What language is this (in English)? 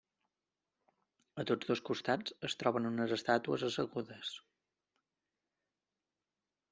Catalan